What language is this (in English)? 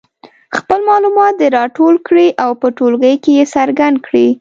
Pashto